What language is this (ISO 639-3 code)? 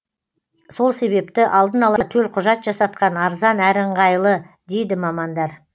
kaz